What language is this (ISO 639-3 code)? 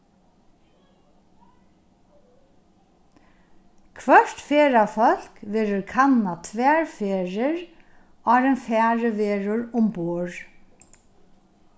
fao